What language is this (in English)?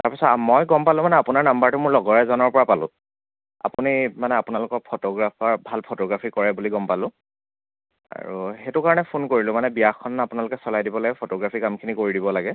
Assamese